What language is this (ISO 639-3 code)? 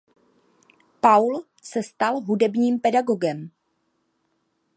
ces